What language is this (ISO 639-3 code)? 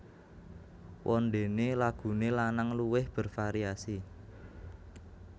jav